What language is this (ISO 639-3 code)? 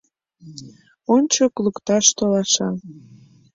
chm